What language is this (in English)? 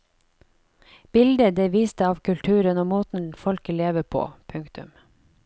Norwegian